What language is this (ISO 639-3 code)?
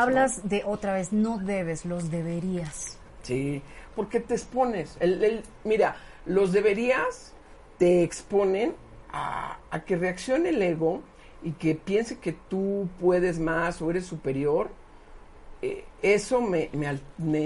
spa